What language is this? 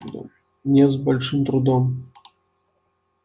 Russian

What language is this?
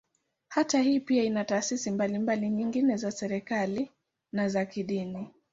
Swahili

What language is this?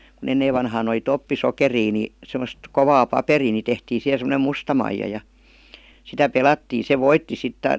Finnish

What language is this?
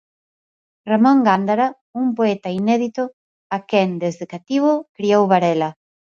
Galician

